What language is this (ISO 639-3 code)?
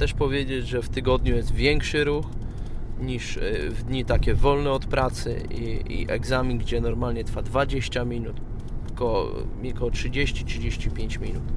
pol